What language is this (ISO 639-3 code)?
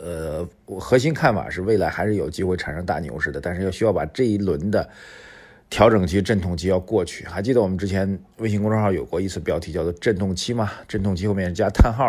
zho